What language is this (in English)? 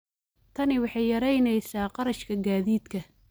Somali